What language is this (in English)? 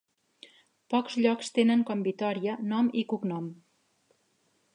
Catalan